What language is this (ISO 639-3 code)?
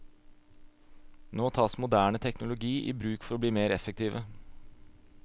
nor